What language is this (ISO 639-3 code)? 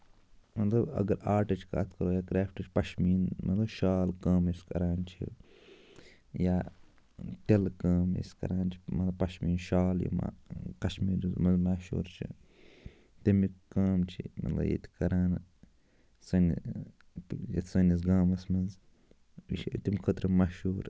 kas